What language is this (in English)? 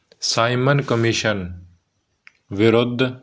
Punjabi